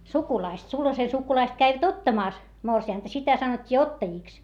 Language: Finnish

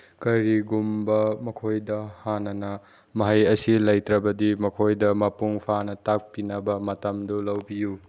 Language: Manipuri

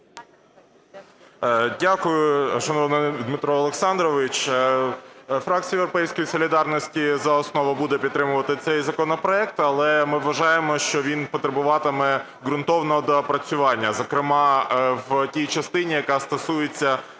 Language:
Ukrainian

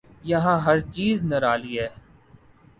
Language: Urdu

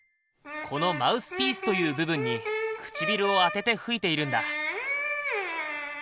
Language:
Japanese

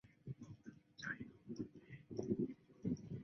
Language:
Chinese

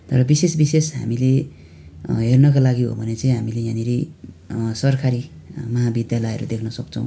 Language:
Nepali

